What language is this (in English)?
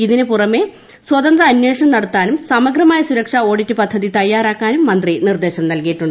Malayalam